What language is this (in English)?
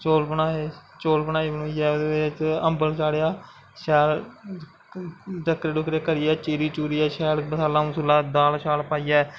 Dogri